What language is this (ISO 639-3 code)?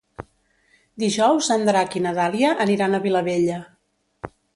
cat